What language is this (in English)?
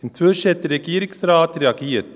Swiss German